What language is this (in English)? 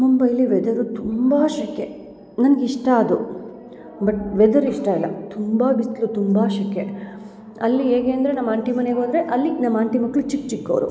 Kannada